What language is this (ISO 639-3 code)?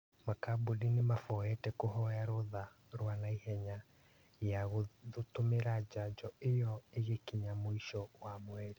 kik